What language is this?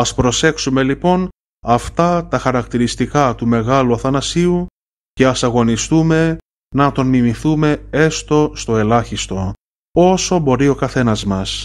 Greek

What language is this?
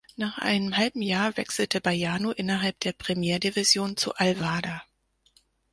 German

